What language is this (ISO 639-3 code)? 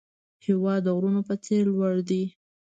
pus